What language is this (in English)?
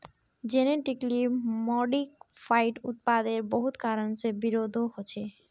Magahi